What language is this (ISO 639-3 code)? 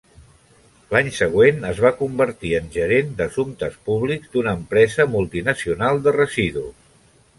cat